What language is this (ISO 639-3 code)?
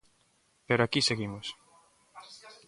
glg